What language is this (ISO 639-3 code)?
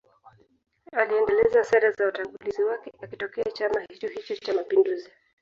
swa